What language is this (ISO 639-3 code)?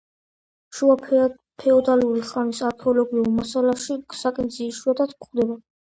kat